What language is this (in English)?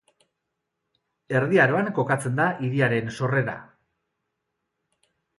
Basque